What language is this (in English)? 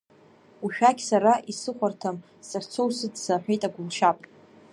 Abkhazian